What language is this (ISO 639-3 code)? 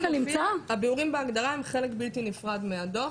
heb